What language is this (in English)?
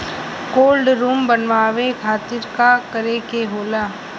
Bhojpuri